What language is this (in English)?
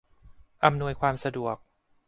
Thai